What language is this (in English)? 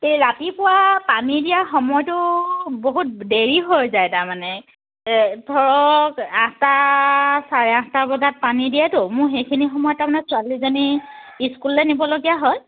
Assamese